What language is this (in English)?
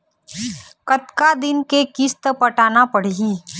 Chhattisgarhi